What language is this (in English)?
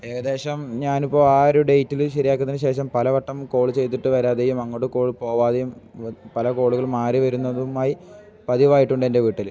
Malayalam